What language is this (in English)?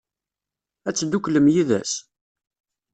Kabyle